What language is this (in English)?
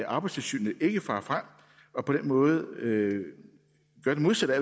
Danish